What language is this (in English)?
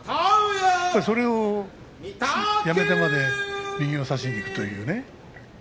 Japanese